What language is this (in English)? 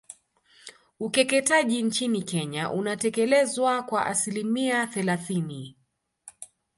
Swahili